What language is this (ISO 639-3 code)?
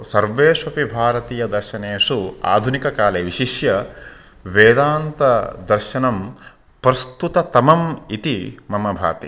san